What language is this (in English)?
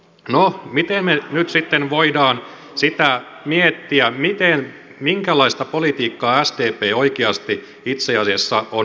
Finnish